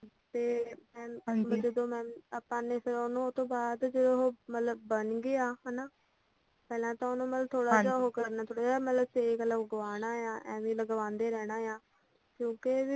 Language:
Punjabi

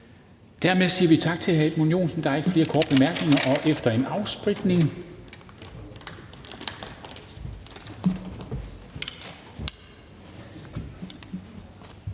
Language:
Danish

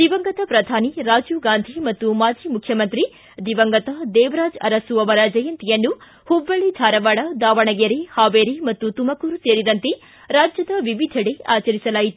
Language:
Kannada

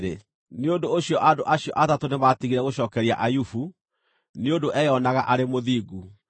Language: Kikuyu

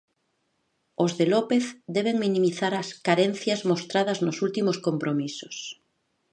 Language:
Galician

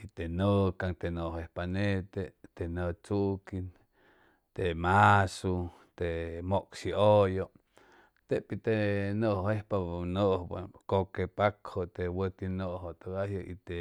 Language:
Chimalapa Zoque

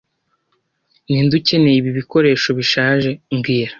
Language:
Kinyarwanda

